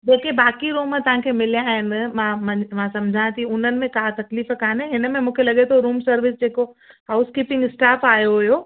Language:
Sindhi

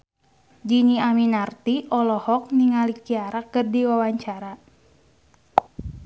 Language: Sundanese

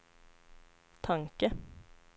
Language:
Swedish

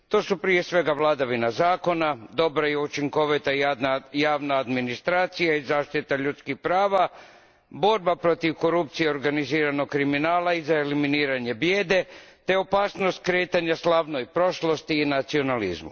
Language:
Croatian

